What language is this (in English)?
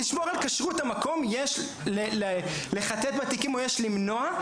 Hebrew